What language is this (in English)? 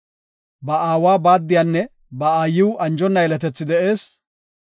Gofa